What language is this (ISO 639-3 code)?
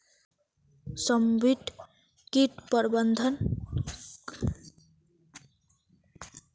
mag